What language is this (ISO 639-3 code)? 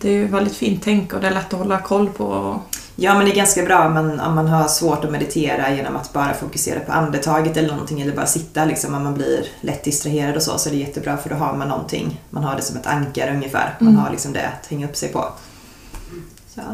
swe